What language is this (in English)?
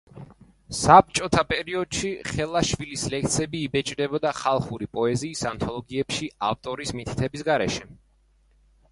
Georgian